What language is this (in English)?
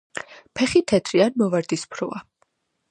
Georgian